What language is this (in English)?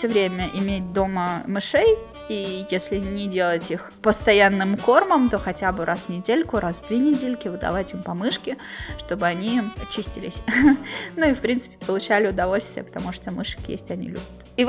Russian